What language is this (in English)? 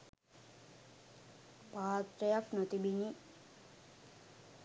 Sinhala